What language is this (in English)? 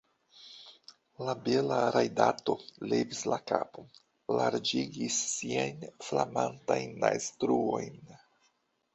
Esperanto